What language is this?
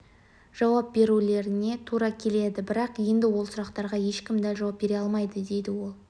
Kazakh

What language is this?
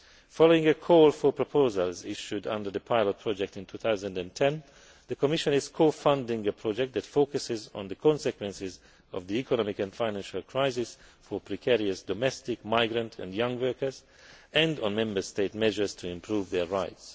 English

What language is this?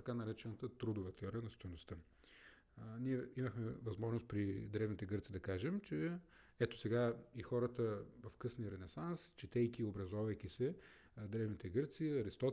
Bulgarian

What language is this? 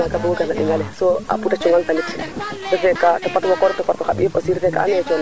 Serer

